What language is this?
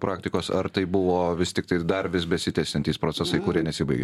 Lithuanian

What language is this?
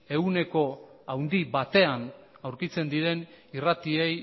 Basque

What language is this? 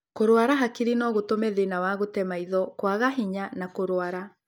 Kikuyu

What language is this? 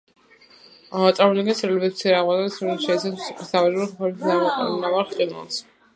Georgian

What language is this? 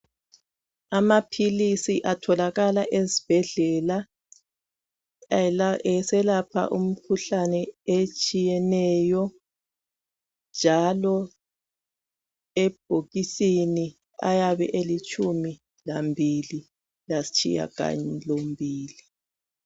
North Ndebele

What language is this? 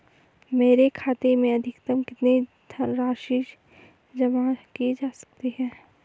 Hindi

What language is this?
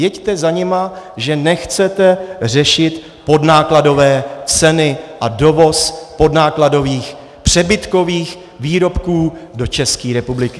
Czech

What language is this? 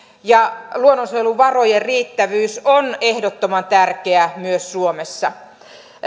Finnish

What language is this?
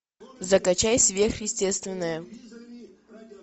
Russian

